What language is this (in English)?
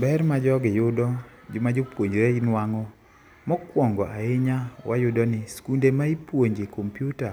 Luo (Kenya and Tanzania)